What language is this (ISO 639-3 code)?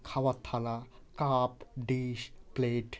ben